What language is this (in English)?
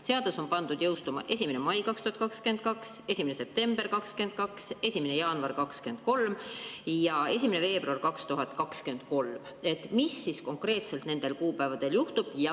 Estonian